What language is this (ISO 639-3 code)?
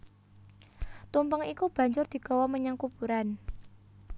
jav